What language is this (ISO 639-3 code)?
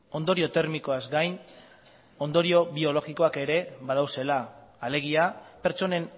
eus